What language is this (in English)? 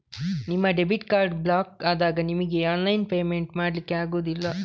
Kannada